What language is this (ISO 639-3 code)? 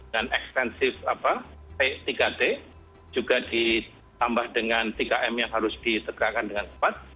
ind